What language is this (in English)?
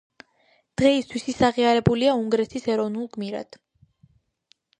Georgian